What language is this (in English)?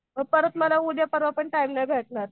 Marathi